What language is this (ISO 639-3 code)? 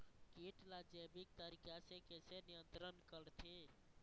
hne